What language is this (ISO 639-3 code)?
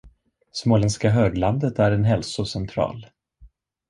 swe